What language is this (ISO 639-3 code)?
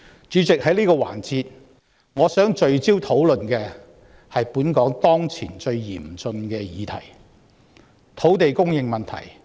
yue